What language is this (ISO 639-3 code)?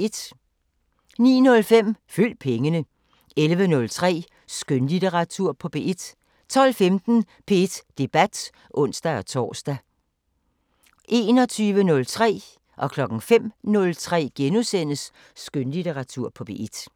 dan